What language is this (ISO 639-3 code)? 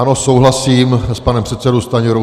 ces